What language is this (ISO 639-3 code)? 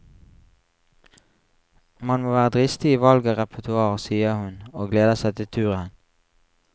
nor